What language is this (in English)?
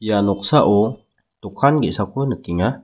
Garo